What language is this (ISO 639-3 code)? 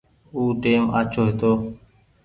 gig